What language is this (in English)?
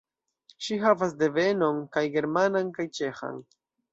Esperanto